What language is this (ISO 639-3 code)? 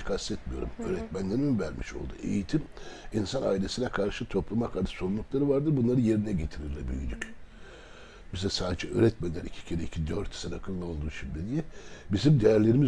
tur